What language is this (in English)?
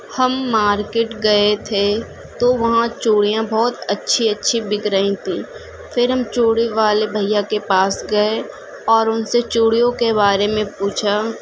Urdu